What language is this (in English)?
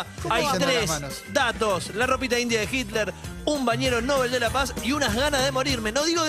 Spanish